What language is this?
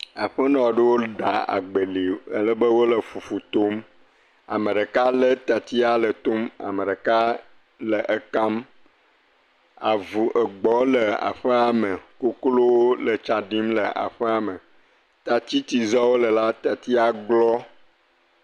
Ewe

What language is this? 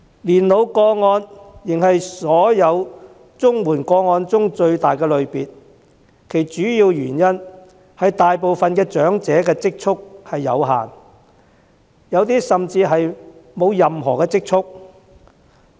Cantonese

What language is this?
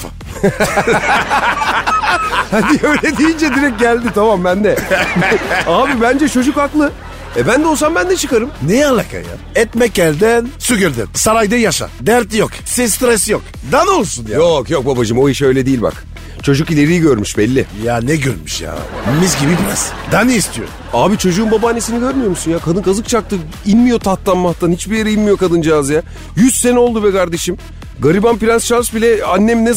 Turkish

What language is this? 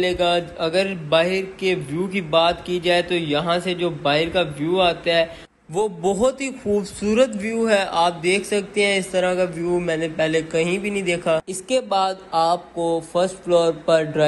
Hindi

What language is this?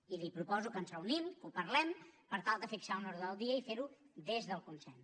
Catalan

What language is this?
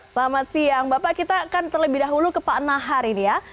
Indonesian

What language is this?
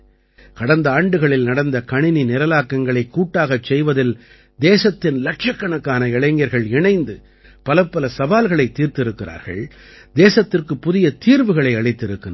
Tamil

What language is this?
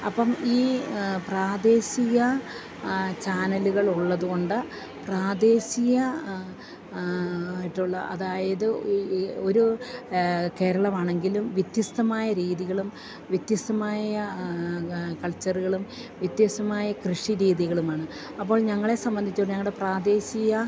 Malayalam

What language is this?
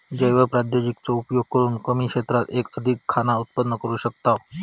Marathi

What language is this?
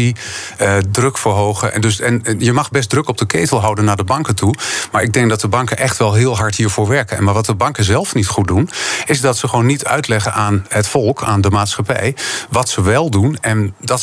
Dutch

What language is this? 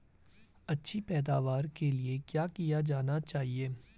Hindi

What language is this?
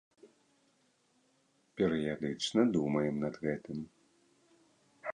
Belarusian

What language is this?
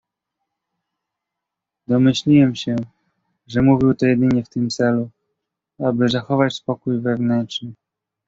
Polish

